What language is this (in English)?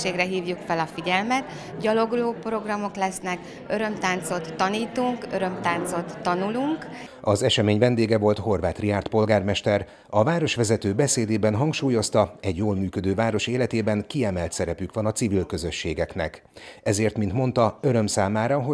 Hungarian